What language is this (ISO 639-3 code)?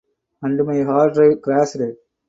eng